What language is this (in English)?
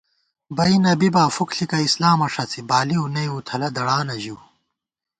Gawar-Bati